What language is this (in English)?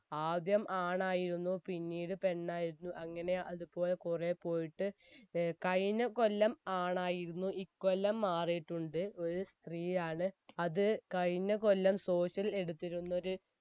Malayalam